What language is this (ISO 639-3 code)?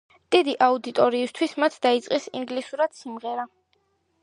kat